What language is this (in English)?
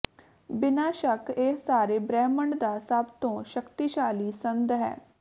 Punjabi